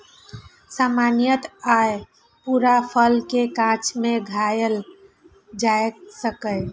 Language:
Maithili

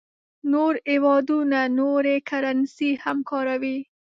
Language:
Pashto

